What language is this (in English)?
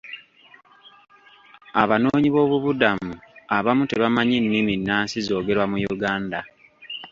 Ganda